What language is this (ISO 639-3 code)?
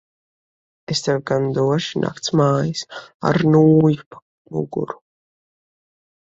lav